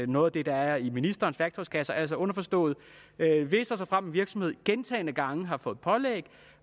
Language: Danish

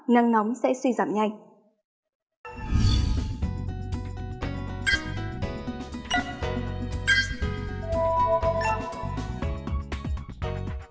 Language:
Vietnamese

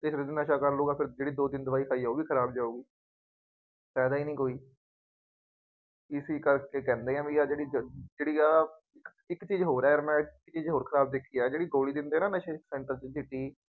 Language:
Punjabi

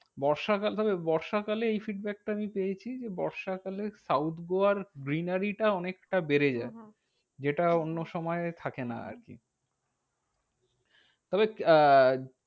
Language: Bangla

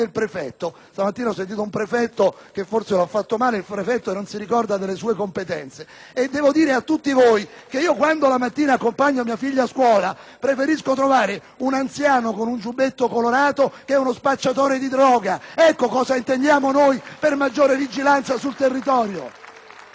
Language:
Italian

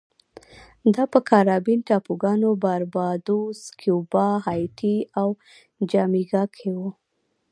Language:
Pashto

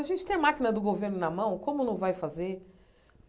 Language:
Portuguese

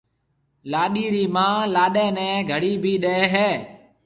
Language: Marwari (Pakistan)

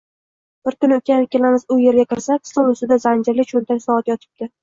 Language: Uzbek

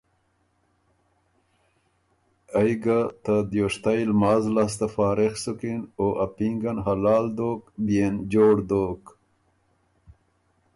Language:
Ormuri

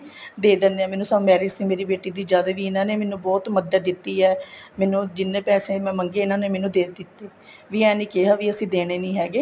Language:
Punjabi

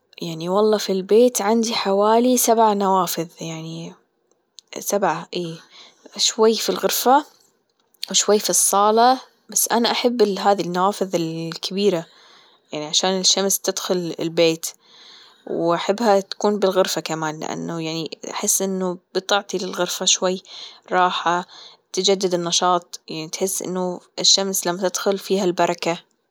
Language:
Gulf Arabic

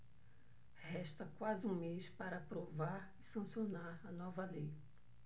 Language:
Portuguese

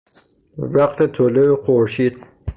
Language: Persian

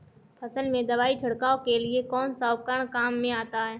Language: Hindi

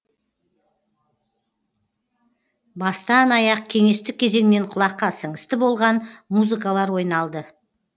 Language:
Kazakh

